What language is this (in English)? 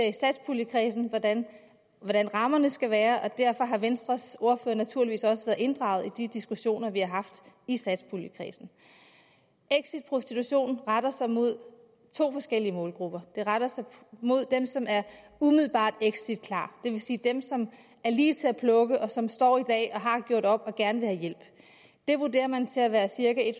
Danish